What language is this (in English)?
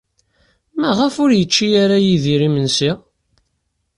Kabyle